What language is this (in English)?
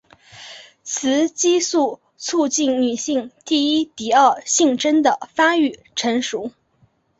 Chinese